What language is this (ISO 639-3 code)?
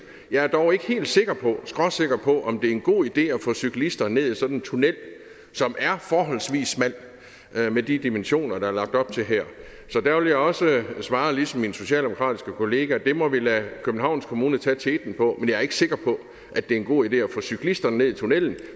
dan